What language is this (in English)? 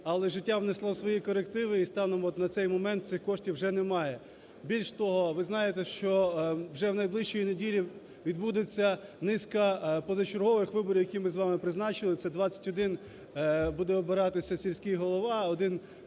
Ukrainian